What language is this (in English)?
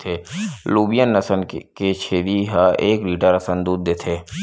Chhattisgarhi